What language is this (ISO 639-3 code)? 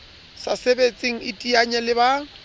sot